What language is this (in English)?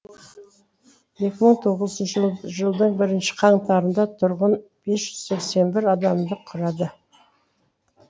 Kazakh